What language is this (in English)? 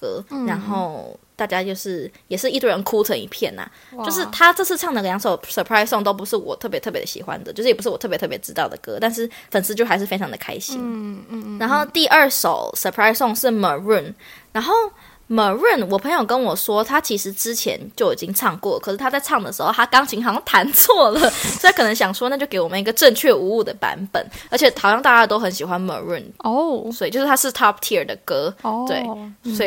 Chinese